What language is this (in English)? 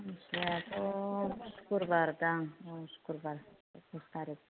Bodo